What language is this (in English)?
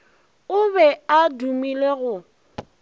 Northern Sotho